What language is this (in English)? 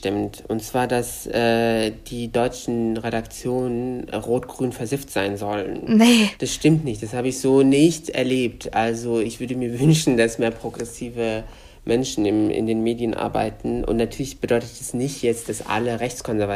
German